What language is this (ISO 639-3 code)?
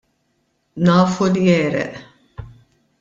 mlt